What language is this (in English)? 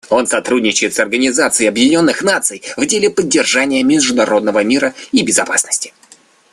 Russian